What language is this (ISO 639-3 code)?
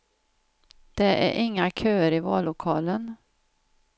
swe